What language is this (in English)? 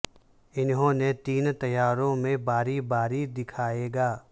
Urdu